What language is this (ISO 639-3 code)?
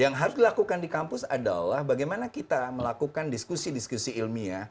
ind